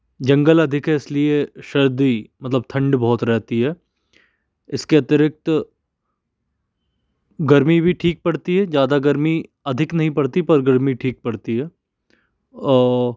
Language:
Hindi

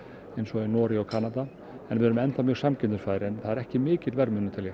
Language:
Icelandic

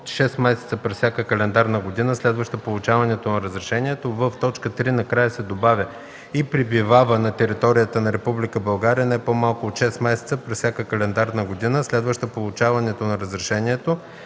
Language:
Bulgarian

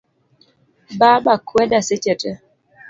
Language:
Luo (Kenya and Tanzania)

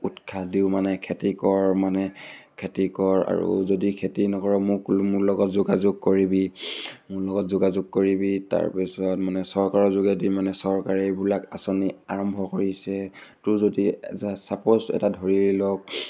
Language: Assamese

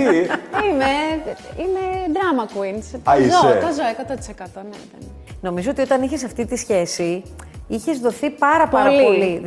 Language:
Greek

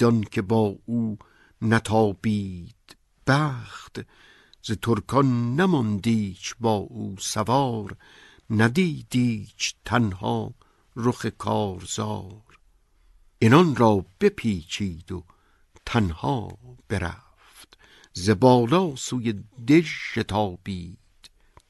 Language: Persian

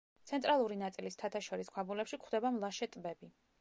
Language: Georgian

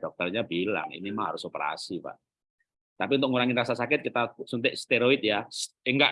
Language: Indonesian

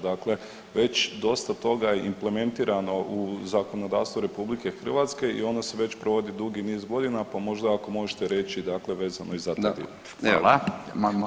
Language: Croatian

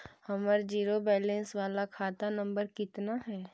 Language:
Magahi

